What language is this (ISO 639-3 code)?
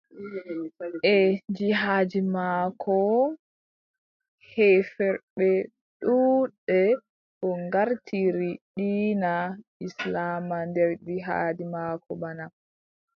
fub